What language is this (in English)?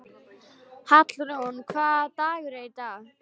Icelandic